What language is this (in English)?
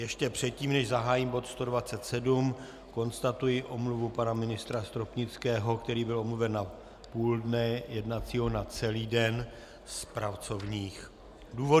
Czech